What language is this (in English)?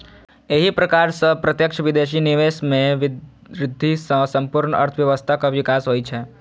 Maithili